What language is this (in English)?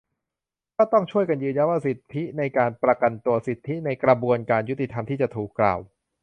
Thai